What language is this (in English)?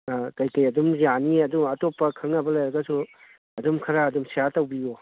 Manipuri